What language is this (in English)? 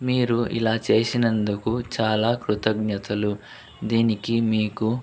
Telugu